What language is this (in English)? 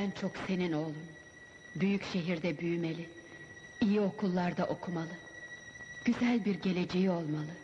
Turkish